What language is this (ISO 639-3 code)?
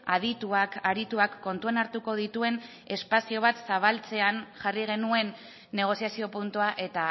eus